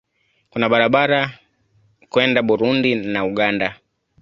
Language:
Swahili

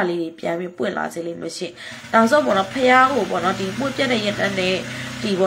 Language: Thai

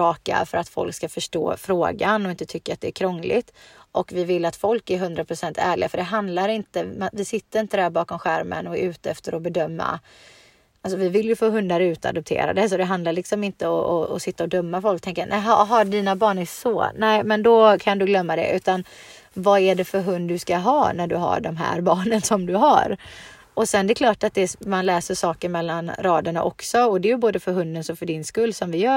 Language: Swedish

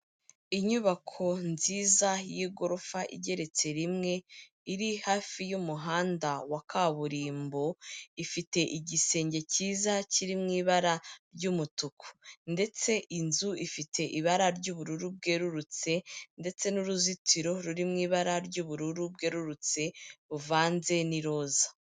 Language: Kinyarwanda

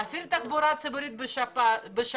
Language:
Hebrew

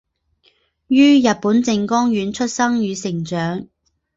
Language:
Chinese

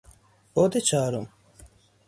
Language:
Persian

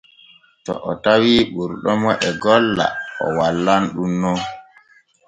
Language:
Borgu Fulfulde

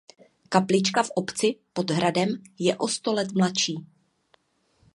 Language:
Czech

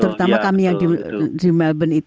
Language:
Indonesian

